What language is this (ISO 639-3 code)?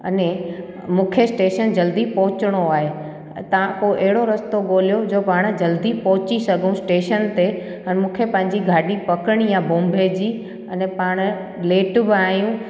snd